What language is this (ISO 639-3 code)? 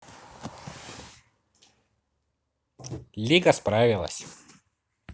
rus